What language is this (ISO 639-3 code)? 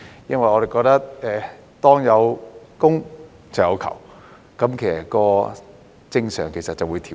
yue